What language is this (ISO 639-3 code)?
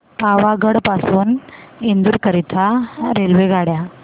mar